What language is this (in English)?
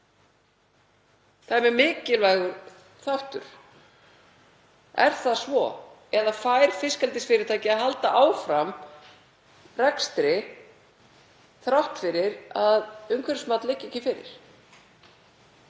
Icelandic